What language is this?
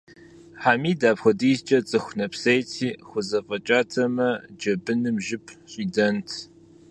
Kabardian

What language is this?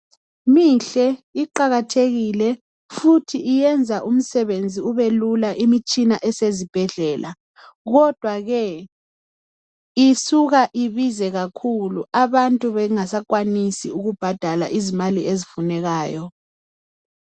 North Ndebele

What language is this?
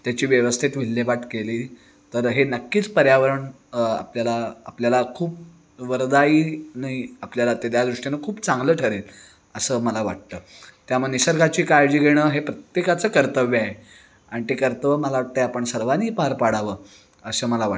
Marathi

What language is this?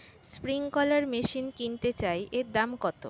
Bangla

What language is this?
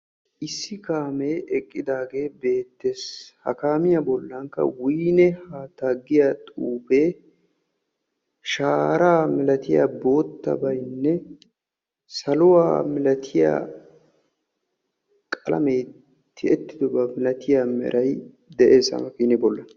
Wolaytta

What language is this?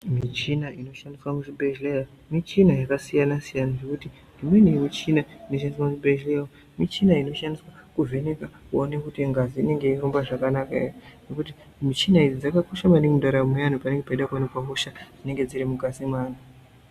Ndau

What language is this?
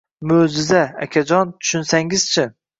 Uzbek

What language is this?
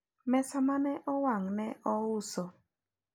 Luo (Kenya and Tanzania)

